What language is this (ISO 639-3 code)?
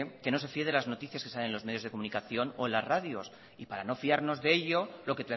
spa